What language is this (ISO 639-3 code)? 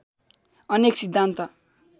nep